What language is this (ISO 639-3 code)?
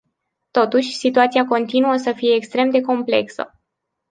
ron